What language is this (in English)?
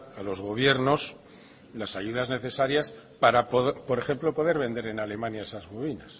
Spanish